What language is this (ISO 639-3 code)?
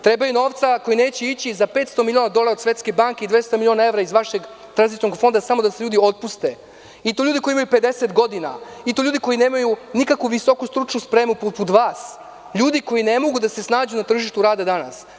srp